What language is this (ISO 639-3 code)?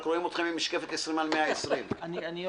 heb